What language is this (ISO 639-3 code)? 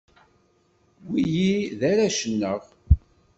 kab